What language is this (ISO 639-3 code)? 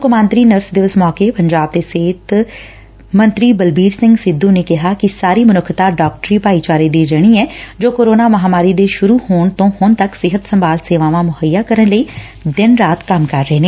pan